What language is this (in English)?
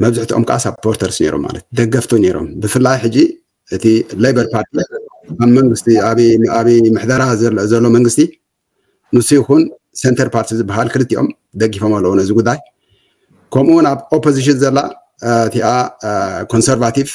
Arabic